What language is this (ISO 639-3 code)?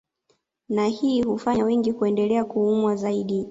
swa